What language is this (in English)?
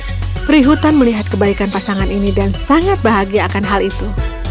Indonesian